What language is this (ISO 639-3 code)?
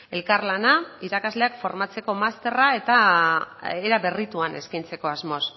eus